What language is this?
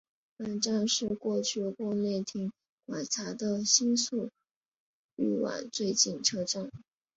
Chinese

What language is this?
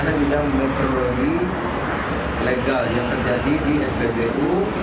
Indonesian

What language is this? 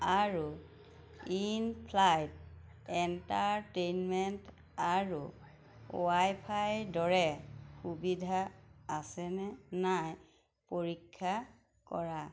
Assamese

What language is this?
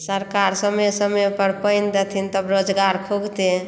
Maithili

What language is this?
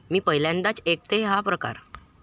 Marathi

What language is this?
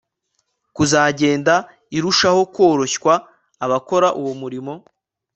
Kinyarwanda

